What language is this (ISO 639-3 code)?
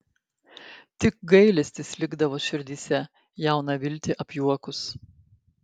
lit